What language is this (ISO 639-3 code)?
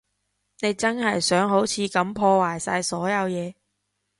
yue